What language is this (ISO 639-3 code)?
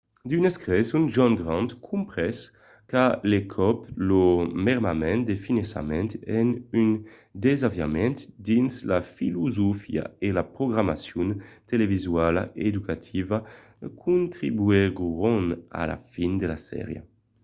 oci